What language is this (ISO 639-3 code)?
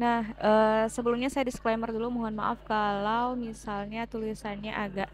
ind